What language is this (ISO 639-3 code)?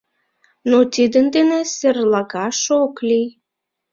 chm